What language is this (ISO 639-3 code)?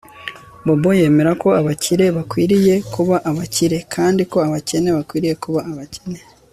kin